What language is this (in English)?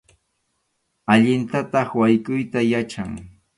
Arequipa-La Unión Quechua